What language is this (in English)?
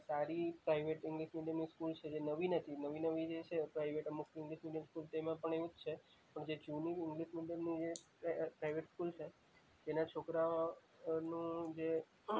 Gujarati